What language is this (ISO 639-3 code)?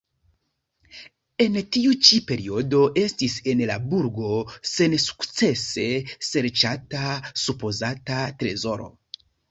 epo